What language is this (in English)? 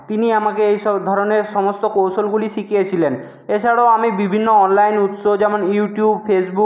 Bangla